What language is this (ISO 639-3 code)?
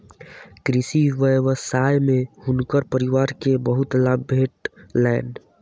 mai